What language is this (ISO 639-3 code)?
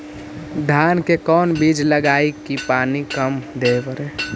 mag